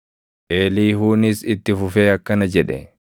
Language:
Oromo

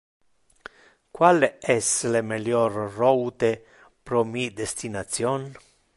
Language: Interlingua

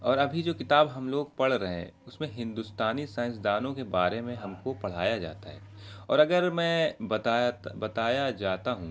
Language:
Urdu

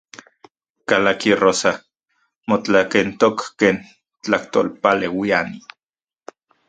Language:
Central Puebla Nahuatl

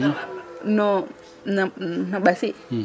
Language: Serer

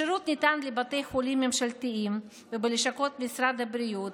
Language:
Hebrew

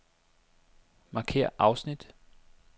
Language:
Danish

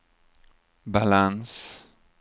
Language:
Swedish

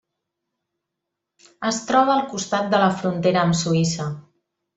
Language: Catalan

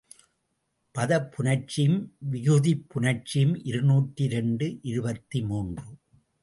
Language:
Tamil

